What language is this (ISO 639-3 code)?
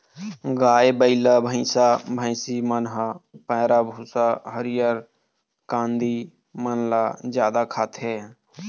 hne